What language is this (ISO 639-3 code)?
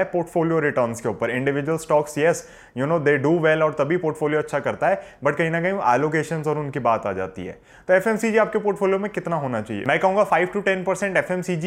hin